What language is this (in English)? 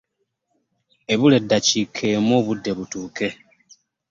Ganda